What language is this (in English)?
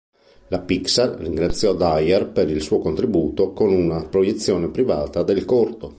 Italian